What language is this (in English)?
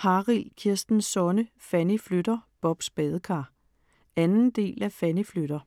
Danish